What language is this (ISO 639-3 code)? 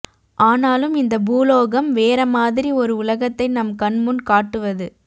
tam